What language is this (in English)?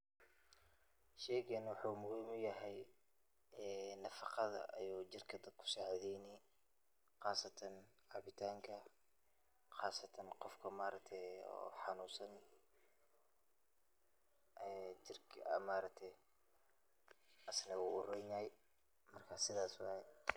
Somali